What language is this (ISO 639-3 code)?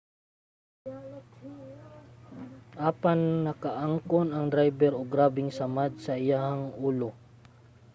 ceb